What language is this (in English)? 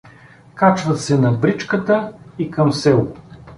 Bulgarian